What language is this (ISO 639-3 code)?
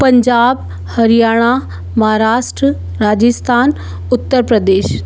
hin